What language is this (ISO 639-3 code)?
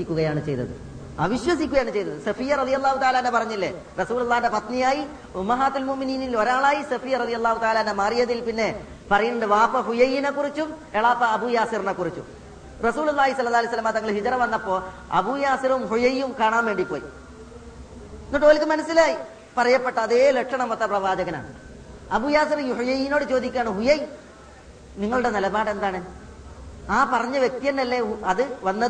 mal